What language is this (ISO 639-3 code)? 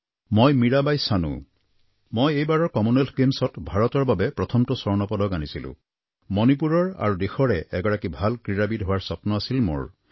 asm